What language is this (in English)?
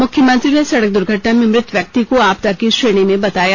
Hindi